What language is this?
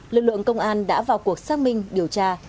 Vietnamese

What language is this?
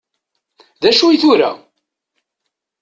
Kabyle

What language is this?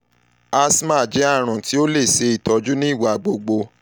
Yoruba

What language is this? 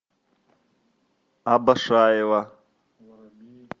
Russian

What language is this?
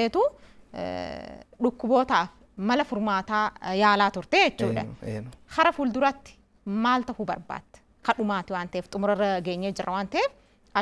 Arabic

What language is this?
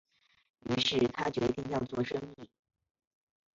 Chinese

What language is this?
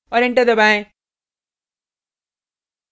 Hindi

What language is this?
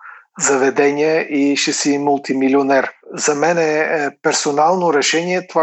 Bulgarian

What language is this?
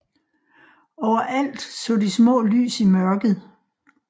Danish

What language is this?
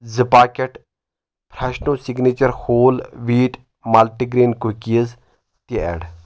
Kashmiri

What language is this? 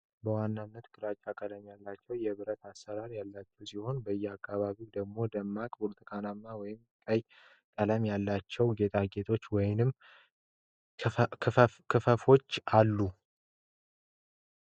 Amharic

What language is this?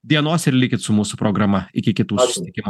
Lithuanian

